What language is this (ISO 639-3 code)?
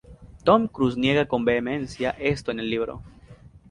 spa